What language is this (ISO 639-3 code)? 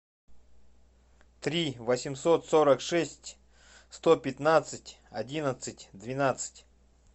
rus